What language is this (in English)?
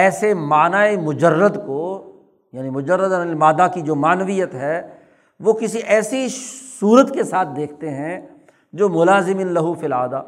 Urdu